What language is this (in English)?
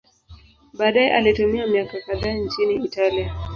Swahili